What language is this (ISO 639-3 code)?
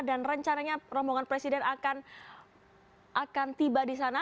ind